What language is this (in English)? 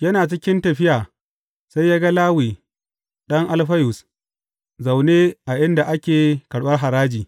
Hausa